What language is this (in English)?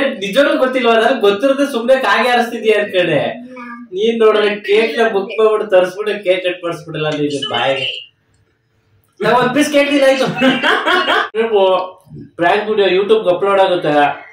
Kannada